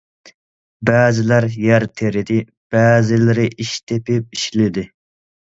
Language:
Uyghur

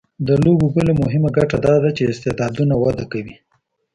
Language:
Pashto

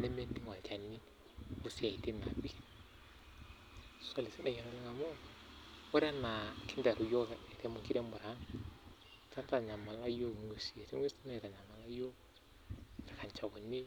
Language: Masai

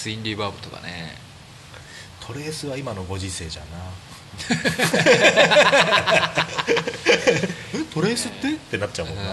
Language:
Japanese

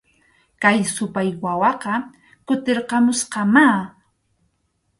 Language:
Arequipa-La Unión Quechua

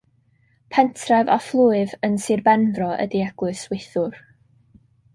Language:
Welsh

